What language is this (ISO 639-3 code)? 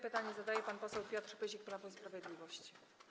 pol